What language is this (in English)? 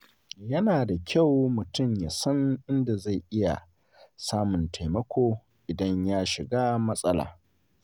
Hausa